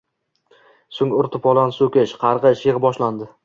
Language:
Uzbek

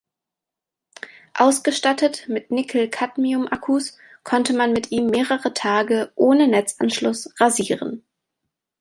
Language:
German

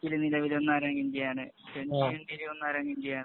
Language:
Malayalam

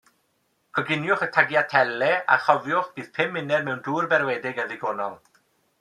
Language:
Welsh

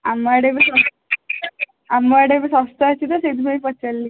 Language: Odia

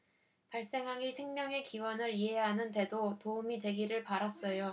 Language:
Korean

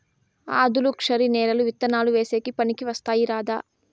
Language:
Telugu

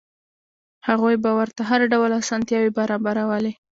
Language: Pashto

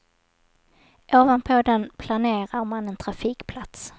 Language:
Swedish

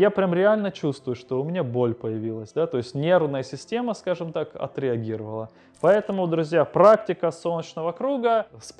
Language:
Russian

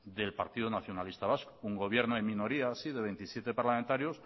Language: Spanish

